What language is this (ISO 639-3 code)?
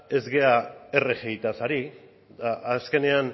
eus